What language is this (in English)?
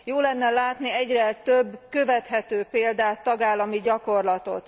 Hungarian